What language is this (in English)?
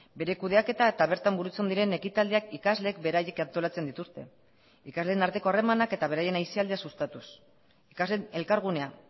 Basque